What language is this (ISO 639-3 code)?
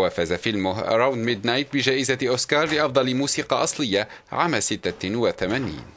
ara